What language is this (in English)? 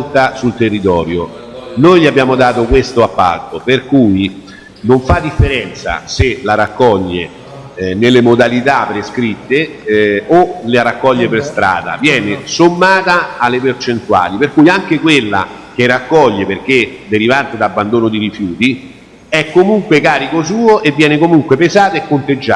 Italian